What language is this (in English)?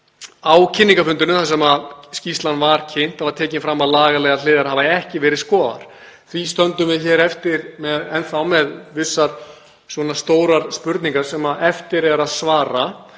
Icelandic